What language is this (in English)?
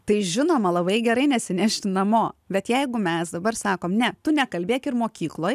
Lithuanian